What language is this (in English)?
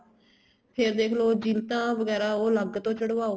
Punjabi